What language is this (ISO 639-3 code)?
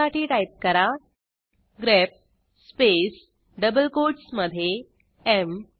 mar